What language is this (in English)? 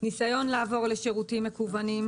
Hebrew